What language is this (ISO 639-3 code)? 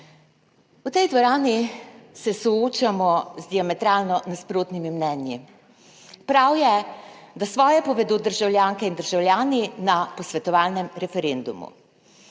slv